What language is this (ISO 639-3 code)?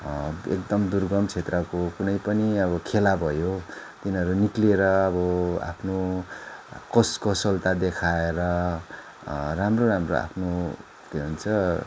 nep